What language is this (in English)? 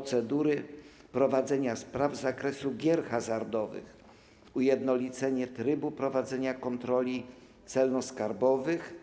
Polish